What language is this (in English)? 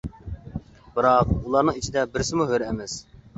Uyghur